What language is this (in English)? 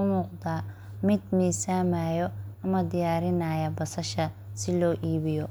Somali